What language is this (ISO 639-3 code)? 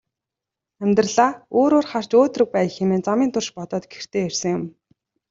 mon